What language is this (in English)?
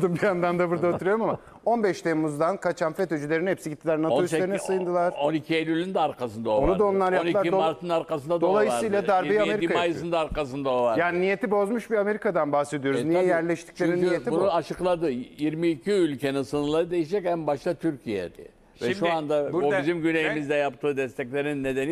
Turkish